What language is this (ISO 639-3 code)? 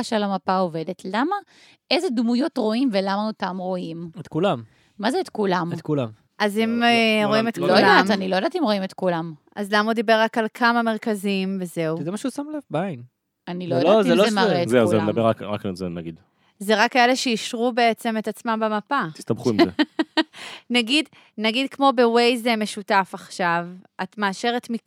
heb